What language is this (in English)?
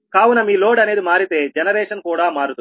Telugu